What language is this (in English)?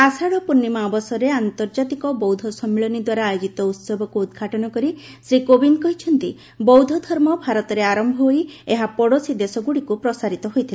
Odia